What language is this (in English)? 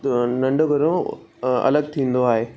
Sindhi